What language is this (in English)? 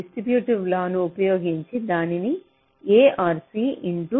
Telugu